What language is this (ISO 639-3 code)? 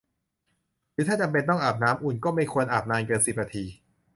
tha